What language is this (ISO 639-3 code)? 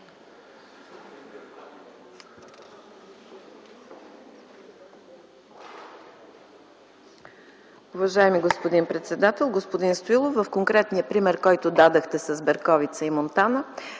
bul